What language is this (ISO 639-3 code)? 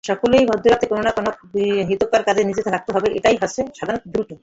ben